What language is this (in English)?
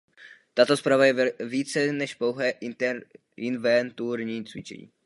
Czech